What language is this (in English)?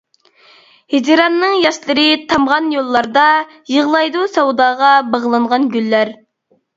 Uyghur